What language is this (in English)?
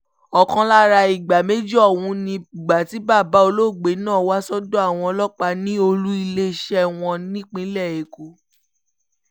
Yoruba